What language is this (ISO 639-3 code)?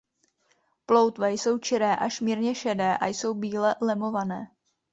ces